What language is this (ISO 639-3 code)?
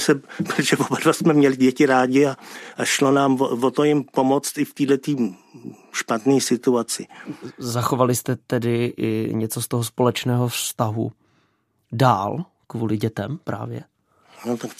ces